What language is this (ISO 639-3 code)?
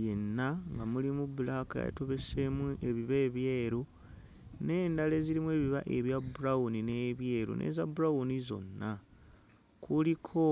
lug